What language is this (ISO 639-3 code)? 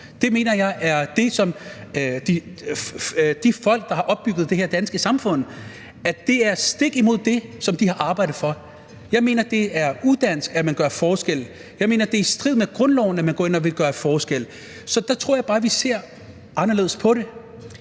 dan